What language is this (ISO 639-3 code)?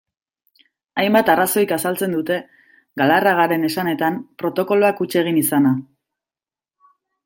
eus